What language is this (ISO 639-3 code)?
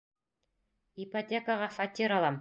bak